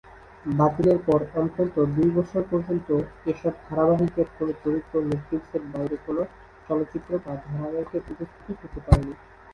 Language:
Bangla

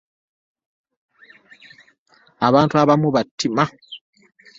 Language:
Ganda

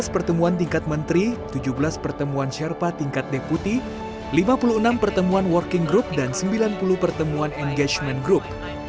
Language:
Indonesian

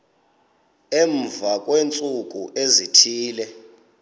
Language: Xhosa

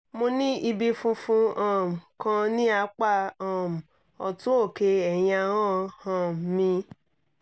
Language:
Yoruba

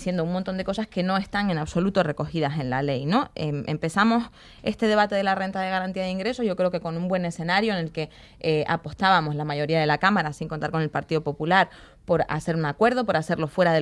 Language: Spanish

